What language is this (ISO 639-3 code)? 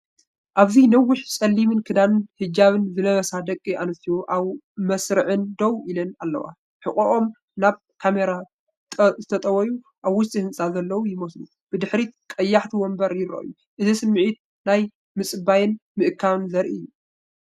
tir